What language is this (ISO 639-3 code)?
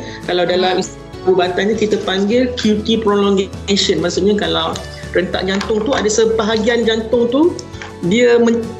msa